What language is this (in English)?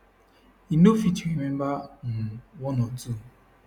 Nigerian Pidgin